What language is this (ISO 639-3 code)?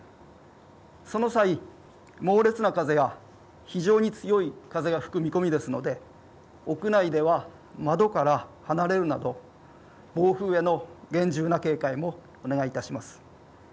jpn